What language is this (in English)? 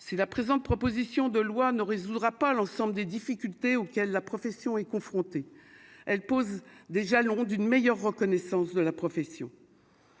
French